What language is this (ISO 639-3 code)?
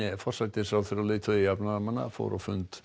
isl